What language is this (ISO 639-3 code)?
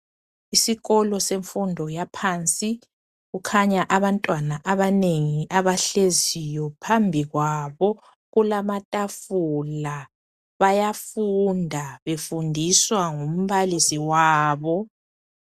nde